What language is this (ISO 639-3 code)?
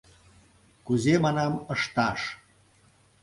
chm